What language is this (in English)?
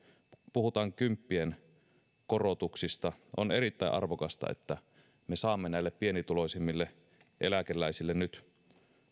Finnish